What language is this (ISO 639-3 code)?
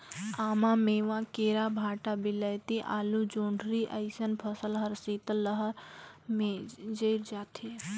hne